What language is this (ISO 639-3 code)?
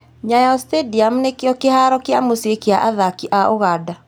kik